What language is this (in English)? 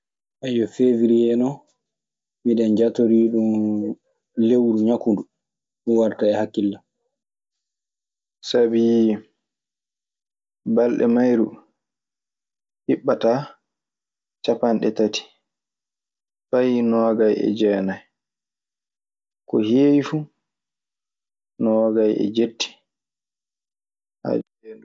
Maasina Fulfulde